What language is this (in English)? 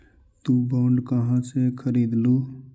Magahi